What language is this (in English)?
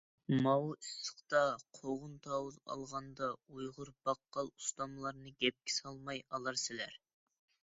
Uyghur